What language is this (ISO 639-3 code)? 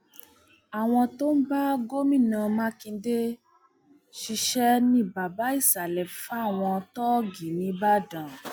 yor